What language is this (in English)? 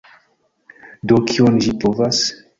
Esperanto